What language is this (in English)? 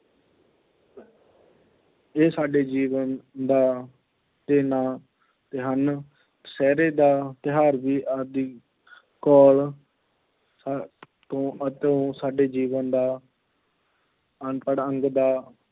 Punjabi